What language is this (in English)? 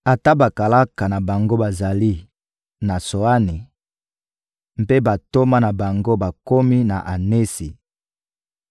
Lingala